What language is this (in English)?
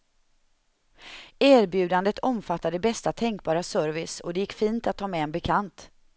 Swedish